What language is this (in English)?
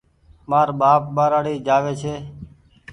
Goaria